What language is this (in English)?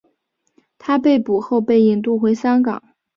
Chinese